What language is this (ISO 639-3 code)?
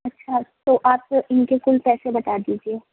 urd